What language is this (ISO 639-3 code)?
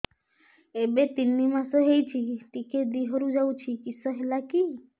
ori